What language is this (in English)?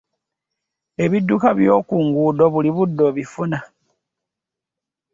Ganda